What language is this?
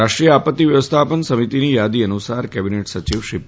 Gujarati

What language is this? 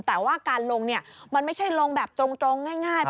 Thai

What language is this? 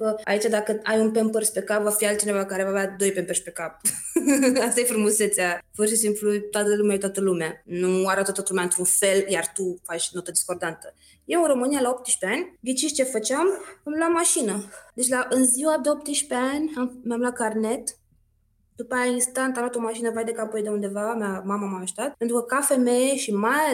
Romanian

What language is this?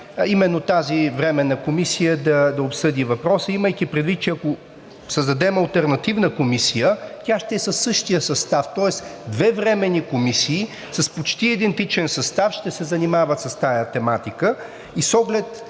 Bulgarian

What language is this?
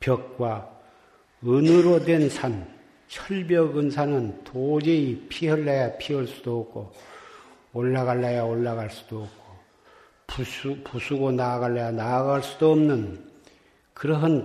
Korean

